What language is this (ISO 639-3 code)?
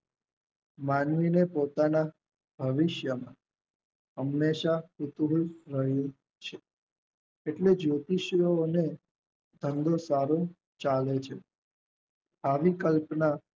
guj